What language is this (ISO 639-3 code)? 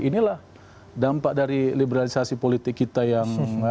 ind